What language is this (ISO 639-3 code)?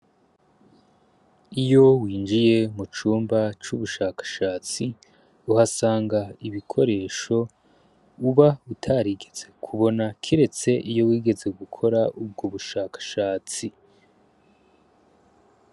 run